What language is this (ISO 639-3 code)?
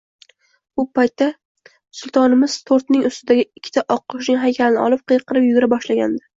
uzb